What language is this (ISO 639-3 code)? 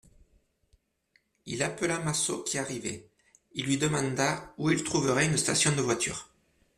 fra